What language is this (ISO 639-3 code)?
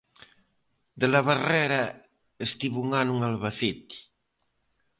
glg